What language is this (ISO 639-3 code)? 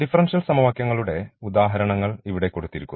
mal